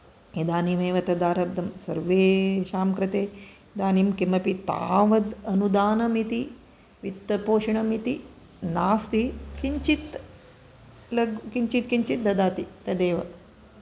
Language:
Sanskrit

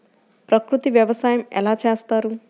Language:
Telugu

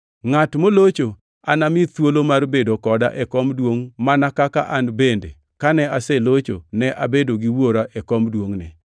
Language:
Luo (Kenya and Tanzania)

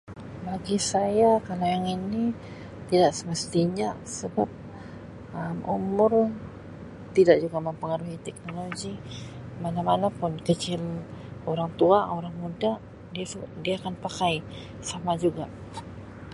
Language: Sabah Malay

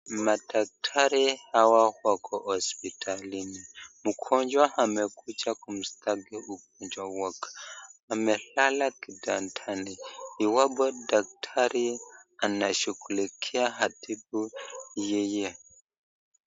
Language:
Swahili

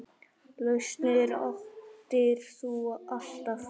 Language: Icelandic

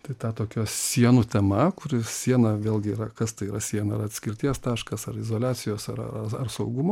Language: Lithuanian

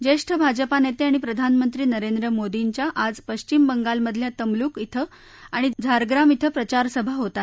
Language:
Marathi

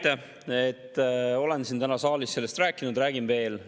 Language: Estonian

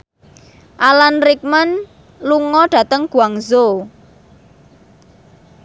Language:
Javanese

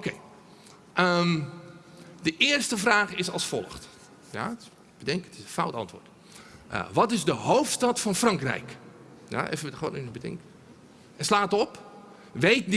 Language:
Dutch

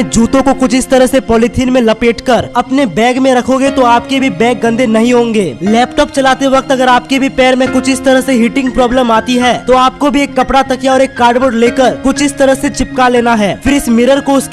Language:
Hindi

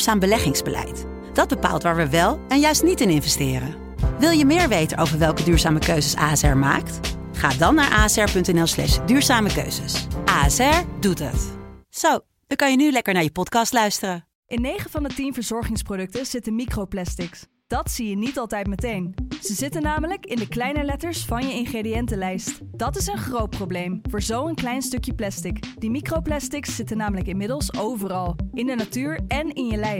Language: Dutch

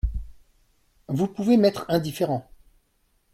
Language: French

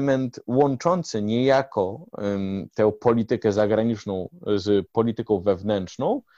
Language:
Polish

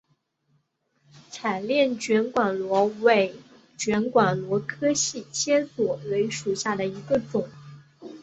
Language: Chinese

